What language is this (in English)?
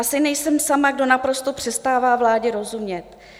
Czech